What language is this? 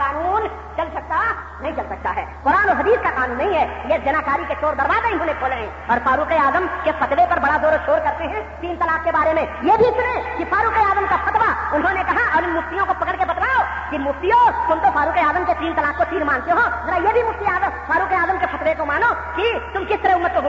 Urdu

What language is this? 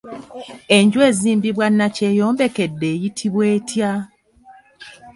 Ganda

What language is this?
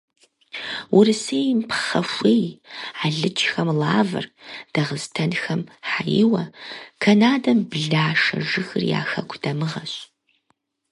Kabardian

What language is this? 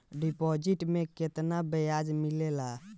Bhojpuri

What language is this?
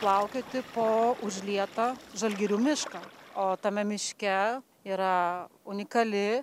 Lithuanian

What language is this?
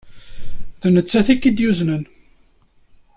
Kabyle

